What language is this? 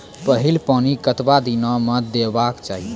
Maithili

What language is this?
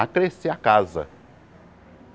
Portuguese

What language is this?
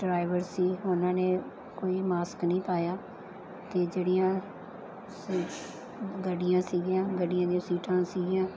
Punjabi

